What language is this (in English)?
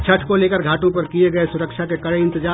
Hindi